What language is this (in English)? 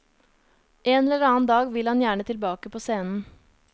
Norwegian